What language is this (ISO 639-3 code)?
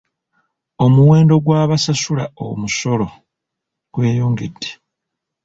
lug